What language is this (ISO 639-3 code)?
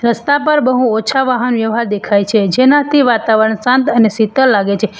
guj